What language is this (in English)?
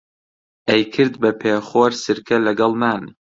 Central Kurdish